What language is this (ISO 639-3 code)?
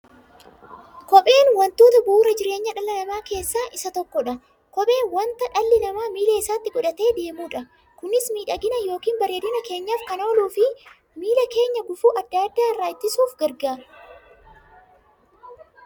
orm